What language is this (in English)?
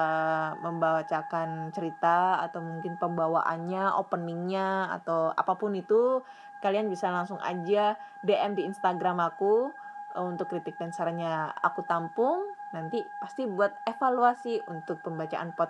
Indonesian